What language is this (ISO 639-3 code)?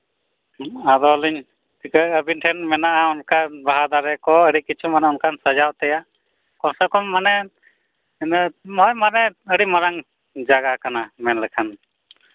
sat